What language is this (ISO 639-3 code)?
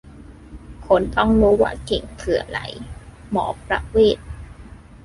tha